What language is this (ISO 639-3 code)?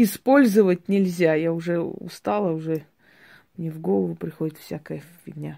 rus